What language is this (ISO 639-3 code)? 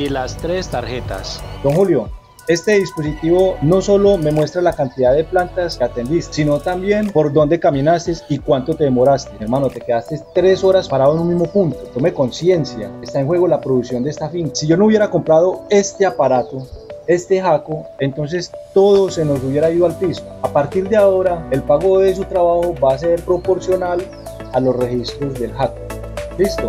spa